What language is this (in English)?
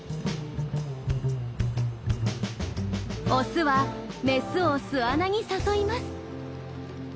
Japanese